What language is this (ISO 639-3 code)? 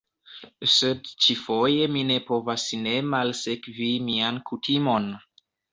epo